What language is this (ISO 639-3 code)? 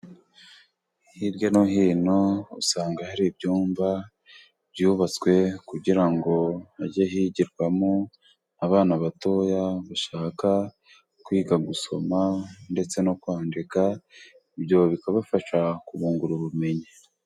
kin